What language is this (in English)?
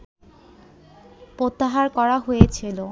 Bangla